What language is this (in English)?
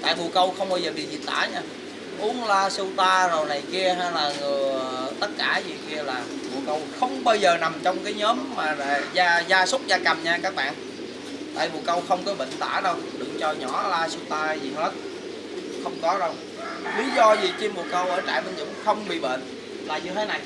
Vietnamese